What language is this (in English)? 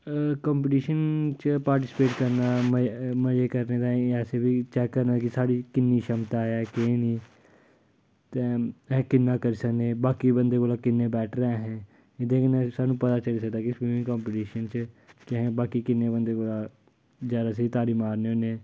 Dogri